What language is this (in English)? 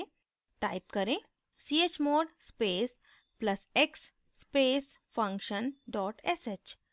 Hindi